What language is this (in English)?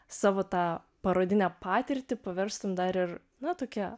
Lithuanian